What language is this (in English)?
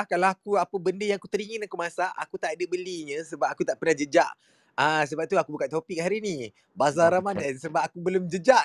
Malay